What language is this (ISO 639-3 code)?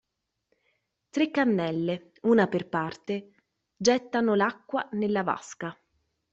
ita